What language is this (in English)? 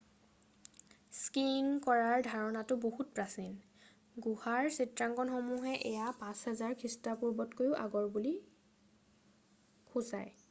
Assamese